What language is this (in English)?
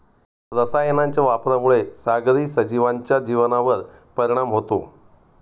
Marathi